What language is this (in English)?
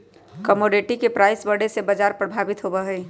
Magahi